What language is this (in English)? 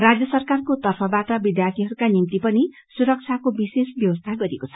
Nepali